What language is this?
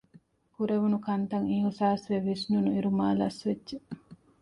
Divehi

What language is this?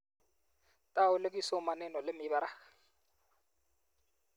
Kalenjin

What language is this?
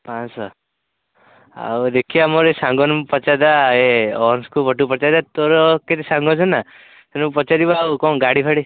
Odia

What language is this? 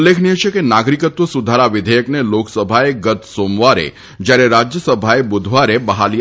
Gujarati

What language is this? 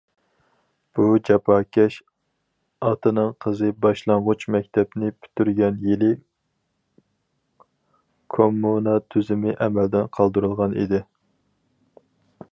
Uyghur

